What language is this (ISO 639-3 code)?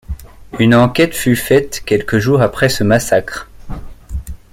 fra